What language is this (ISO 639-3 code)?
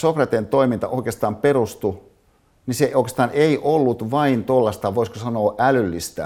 fin